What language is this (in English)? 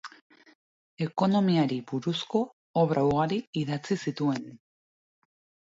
Basque